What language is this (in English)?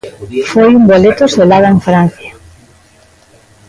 Galician